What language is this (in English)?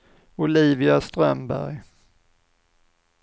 Swedish